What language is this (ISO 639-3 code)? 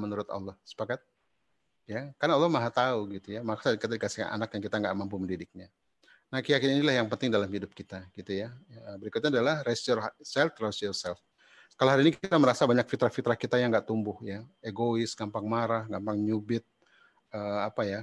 ind